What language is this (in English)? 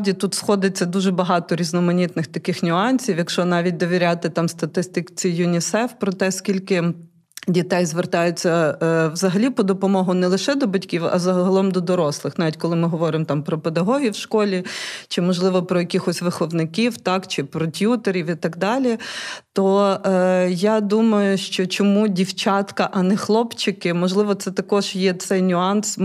Ukrainian